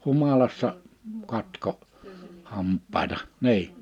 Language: Finnish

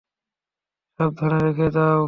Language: Bangla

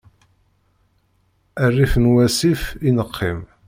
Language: Kabyle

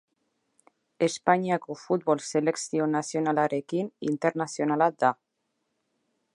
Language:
Basque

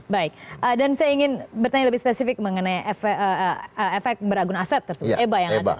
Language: Indonesian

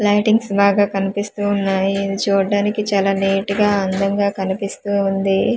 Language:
Telugu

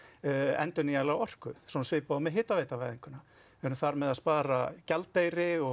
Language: Icelandic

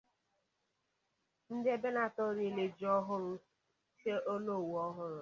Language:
Igbo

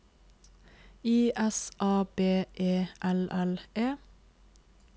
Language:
Norwegian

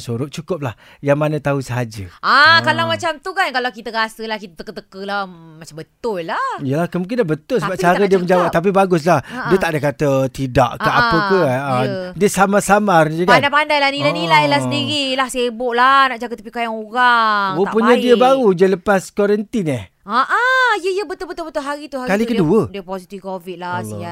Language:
Malay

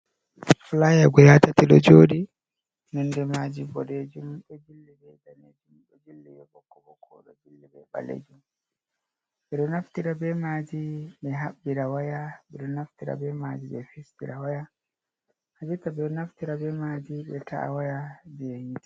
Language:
Fula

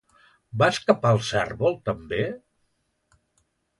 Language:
Catalan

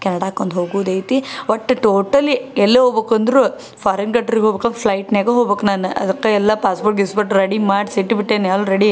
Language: Kannada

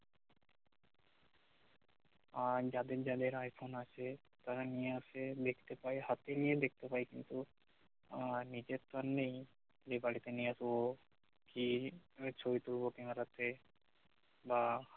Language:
Bangla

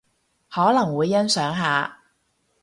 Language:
Cantonese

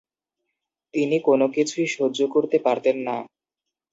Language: Bangla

